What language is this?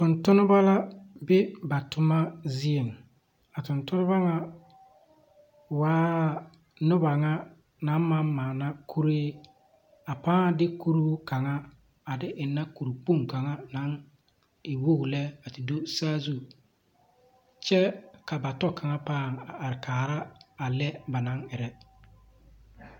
Southern Dagaare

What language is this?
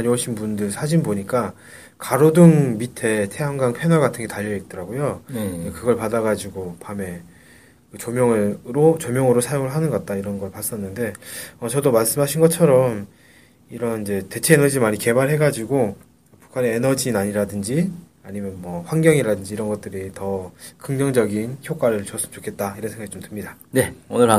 Korean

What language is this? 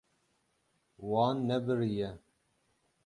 Kurdish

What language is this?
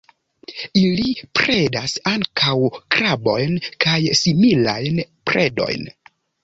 Esperanto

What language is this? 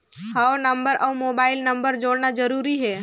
Chhattisgarhi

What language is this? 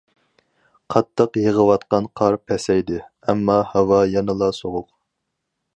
Uyghur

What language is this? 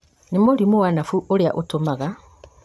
Kikuyu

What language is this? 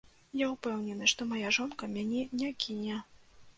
Belarusian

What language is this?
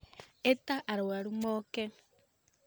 Kikuyu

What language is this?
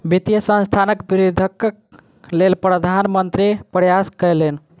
Maithili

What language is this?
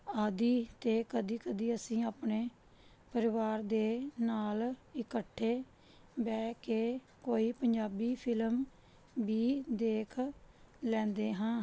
Punjabi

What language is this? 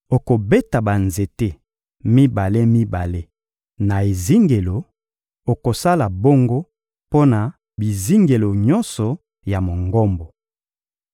Lingala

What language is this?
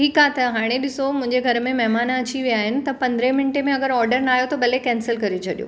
Sindhi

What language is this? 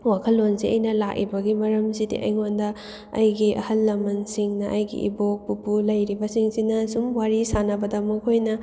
Manipuri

